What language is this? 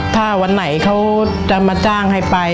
Thai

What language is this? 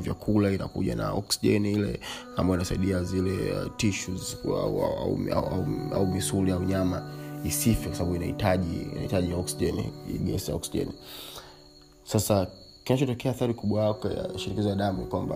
Swahili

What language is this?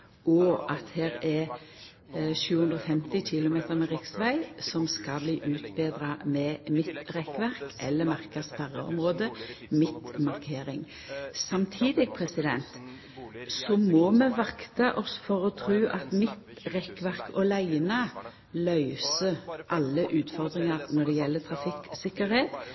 Norwegian Nynorsk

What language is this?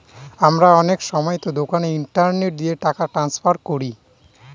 Bangla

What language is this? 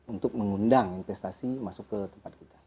Indonesian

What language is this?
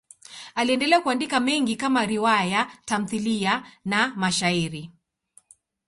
Swahili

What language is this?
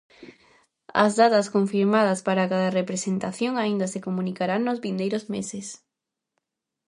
Galician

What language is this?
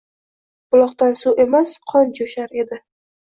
Uzbek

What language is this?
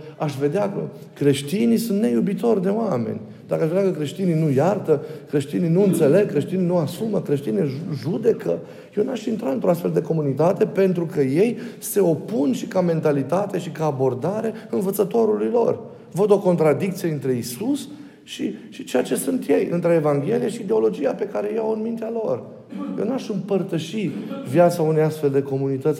Romanian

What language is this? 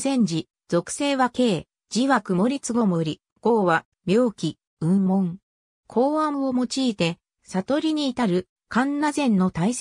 Japanese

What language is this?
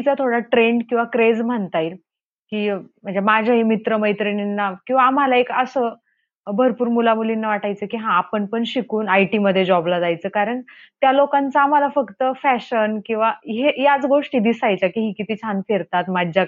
Marathi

